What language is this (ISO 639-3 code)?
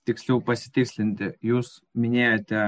lit